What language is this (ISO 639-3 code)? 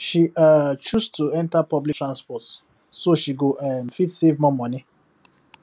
pcm